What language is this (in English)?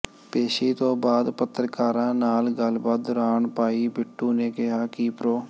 Punjabi